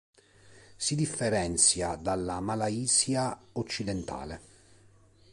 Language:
Italian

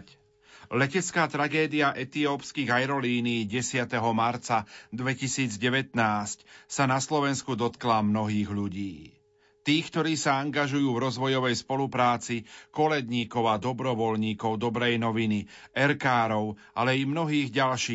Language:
Slovak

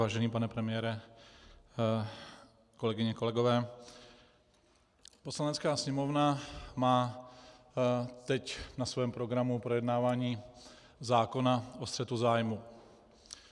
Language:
Czech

